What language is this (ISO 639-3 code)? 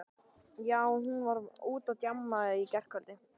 isl